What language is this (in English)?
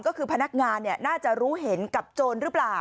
Thai